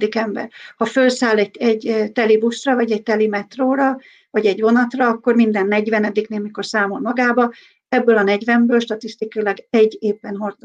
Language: Hungarian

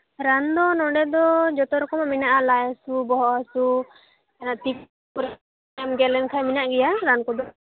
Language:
Santali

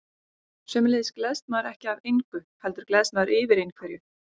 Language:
Icelandic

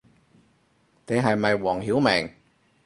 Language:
Cantonese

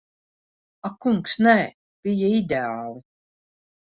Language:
Latvian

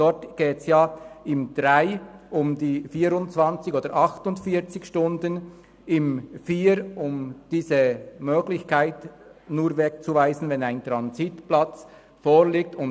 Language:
Swiss German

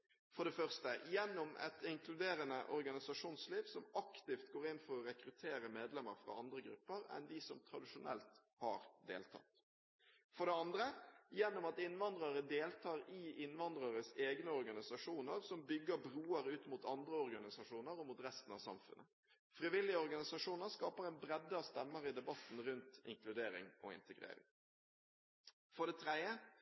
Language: Norwegian Bokmål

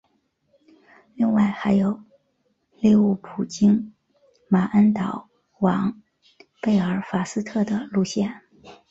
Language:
Chinese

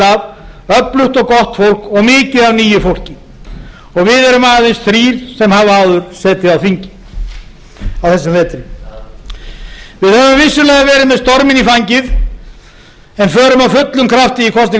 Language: Icelandic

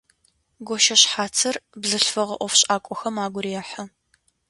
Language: Adyghe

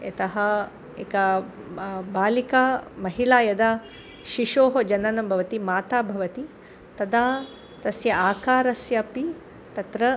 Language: Sanskrit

